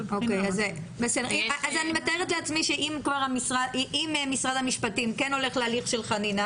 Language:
Hebrew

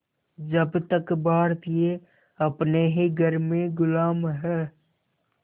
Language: Hindi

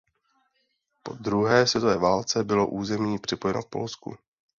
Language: Czech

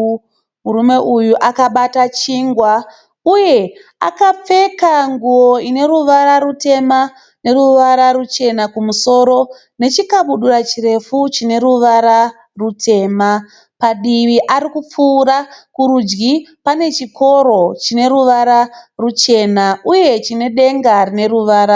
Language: Shona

